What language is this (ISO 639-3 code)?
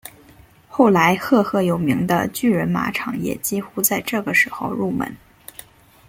zho